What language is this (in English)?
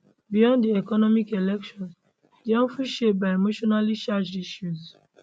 Nigerian Pidgin